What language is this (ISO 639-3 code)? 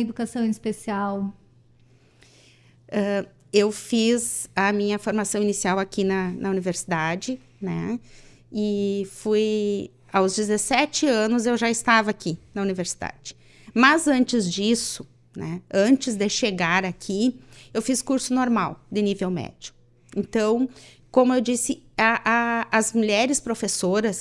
por